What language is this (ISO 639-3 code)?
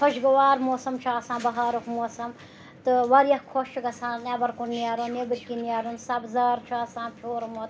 kas